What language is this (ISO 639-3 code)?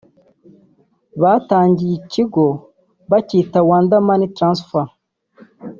kin